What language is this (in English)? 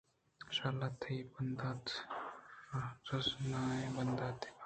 Eastern Balochi